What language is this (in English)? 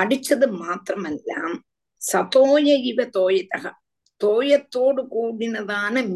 Tamil